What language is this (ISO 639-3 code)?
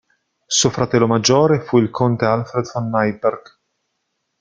ita